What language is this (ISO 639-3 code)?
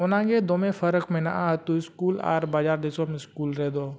sat